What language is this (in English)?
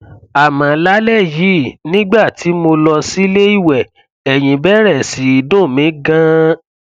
Yoruba